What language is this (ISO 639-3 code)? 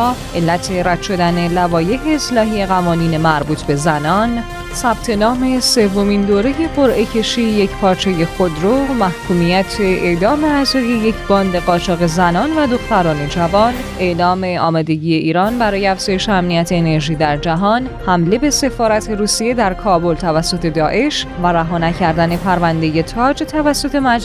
fas